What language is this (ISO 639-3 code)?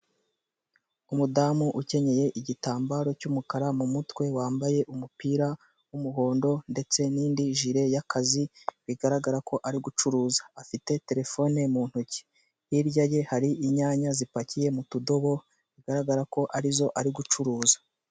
kin